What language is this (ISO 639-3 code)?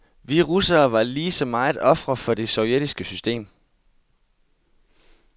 dan